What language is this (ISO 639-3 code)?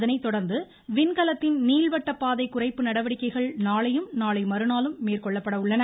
tam